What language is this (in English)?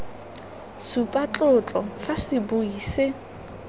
Tswana